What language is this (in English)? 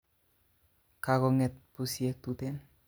Kalenjin